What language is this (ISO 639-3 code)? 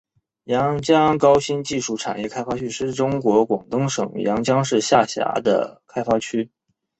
zho